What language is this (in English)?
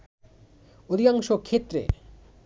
Bangla